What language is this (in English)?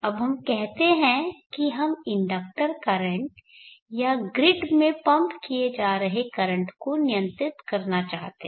Hindi